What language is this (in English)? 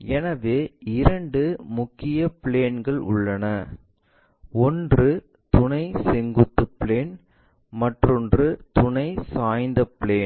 Tamil